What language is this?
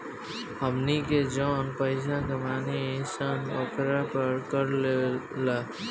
Bhojpuri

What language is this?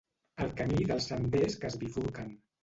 Catalan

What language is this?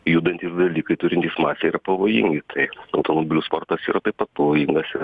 Lithuanian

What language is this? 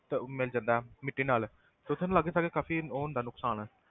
Punjabi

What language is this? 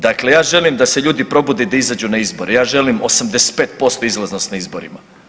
Croatian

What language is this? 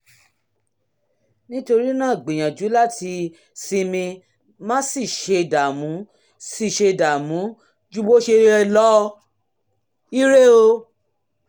Yoruba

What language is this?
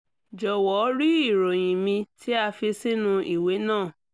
Yoruba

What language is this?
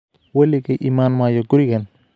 Somali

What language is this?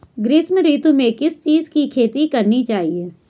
Hindi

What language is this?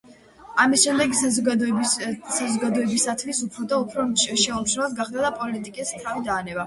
Georgian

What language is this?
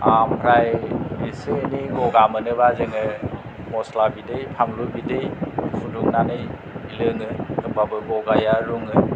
Bodo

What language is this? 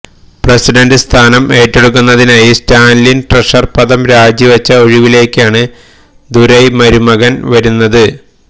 Malayalam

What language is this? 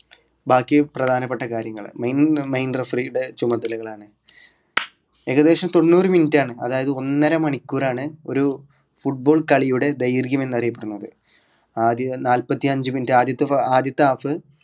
Malayalam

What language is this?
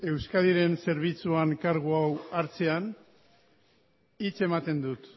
Basque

